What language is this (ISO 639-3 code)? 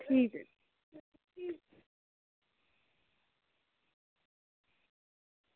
doi